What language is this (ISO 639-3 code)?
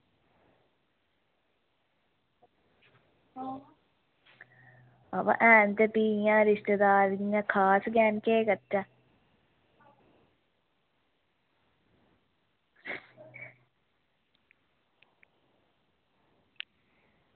doi